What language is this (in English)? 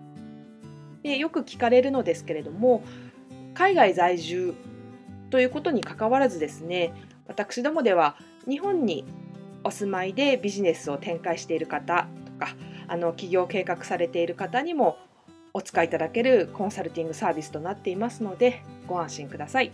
Japanese